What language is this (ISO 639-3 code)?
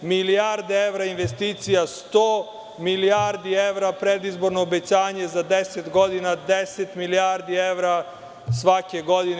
srp